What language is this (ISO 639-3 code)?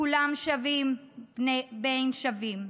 heb